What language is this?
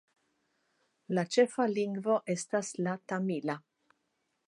Esperanto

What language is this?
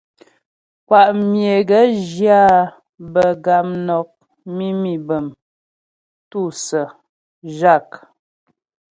Ghomala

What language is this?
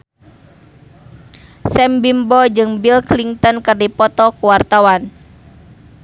Sundanese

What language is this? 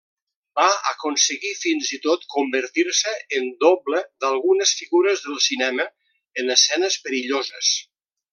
Catalan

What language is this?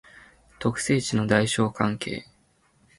Japanese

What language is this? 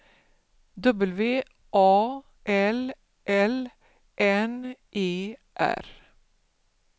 Swedish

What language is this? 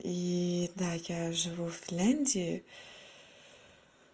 Russian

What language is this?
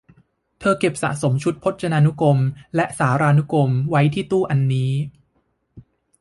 Thai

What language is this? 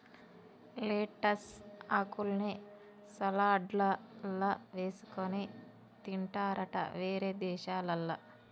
Telugu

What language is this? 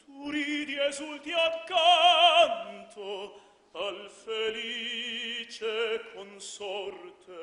Romanian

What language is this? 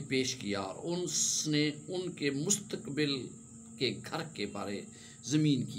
Hindi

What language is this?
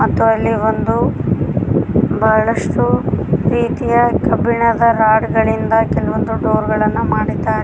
Kannada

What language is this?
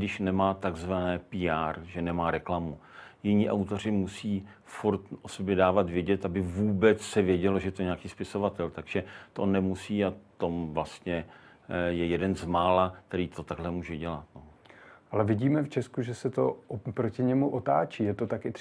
Czech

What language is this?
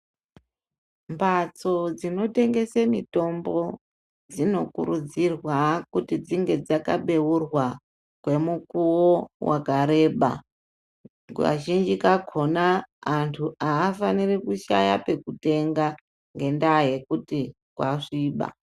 Ndau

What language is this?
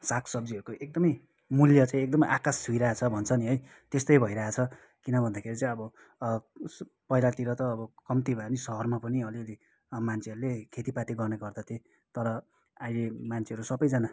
Nepali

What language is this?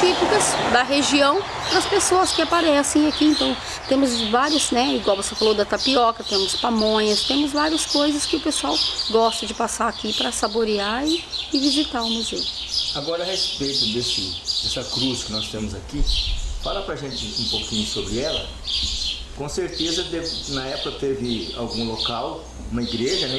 Portuguese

